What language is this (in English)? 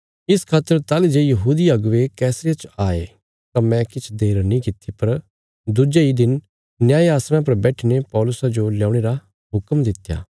Bilaspuri